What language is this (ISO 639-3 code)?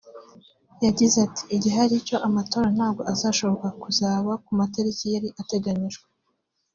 kin